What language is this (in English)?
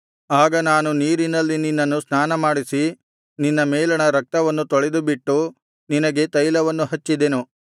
Kannada